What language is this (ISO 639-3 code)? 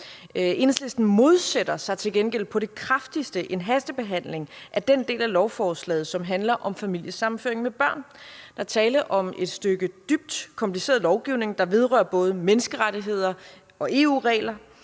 dan